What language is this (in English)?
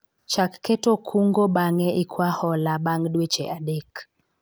Luo (Kenya and Tanzania)